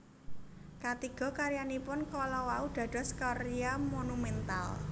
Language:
Javanese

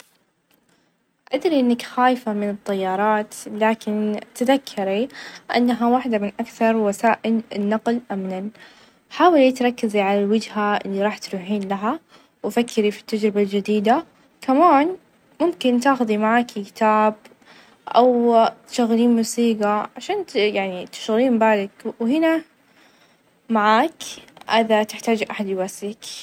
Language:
Najdi Arabic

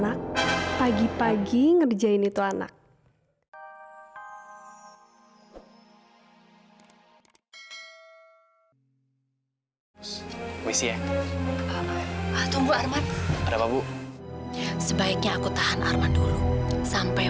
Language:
Indonesian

